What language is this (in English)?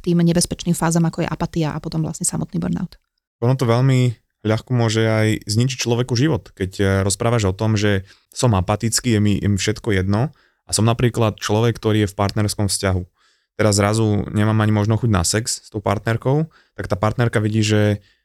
Slovak